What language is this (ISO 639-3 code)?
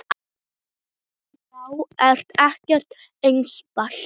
isl